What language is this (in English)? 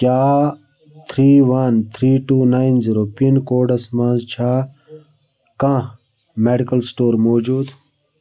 Kashmiri